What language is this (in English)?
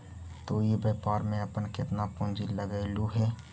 Magahi